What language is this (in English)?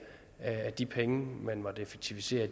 Danish